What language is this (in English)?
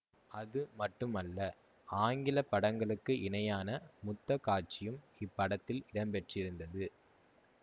Tamil